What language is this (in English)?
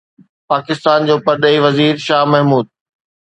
Sindhi